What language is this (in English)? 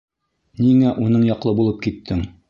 Bashkir